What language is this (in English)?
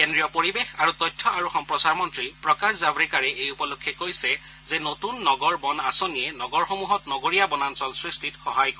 Assamese